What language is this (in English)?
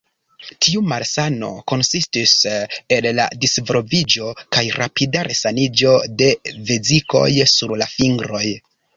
Esperanto